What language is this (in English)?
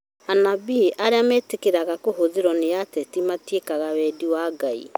Kikuyu